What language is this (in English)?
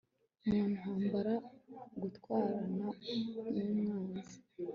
Kinyarwanda